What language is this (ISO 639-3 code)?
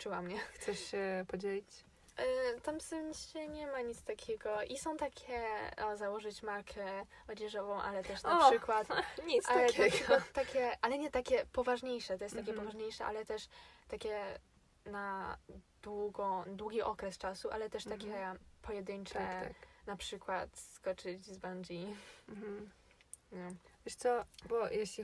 pol